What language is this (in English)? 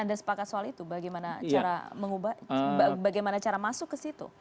Indonesian